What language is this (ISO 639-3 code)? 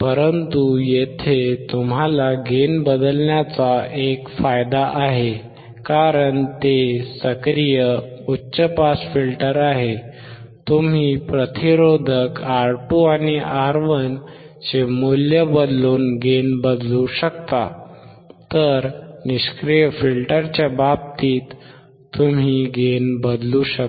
mar